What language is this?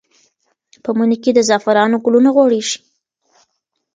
Pashto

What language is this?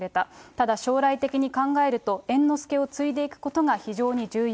Japanese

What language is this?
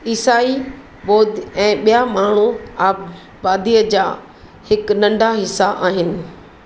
Sindhi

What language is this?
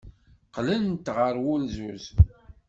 Kabyle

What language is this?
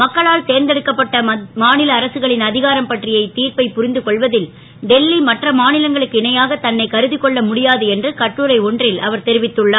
Tamil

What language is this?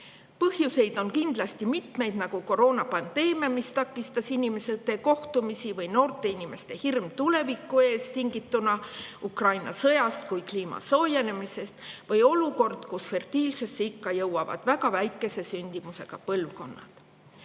Estonian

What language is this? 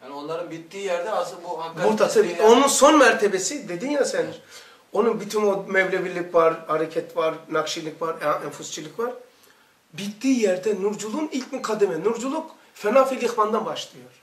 Turkish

